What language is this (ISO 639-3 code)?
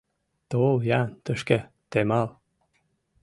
chm